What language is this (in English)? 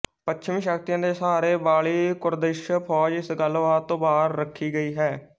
Punjabi